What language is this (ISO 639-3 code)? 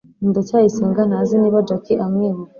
kin